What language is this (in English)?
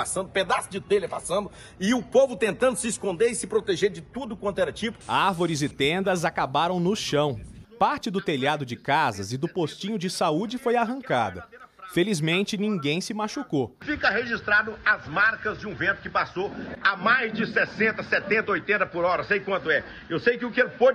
Portuguese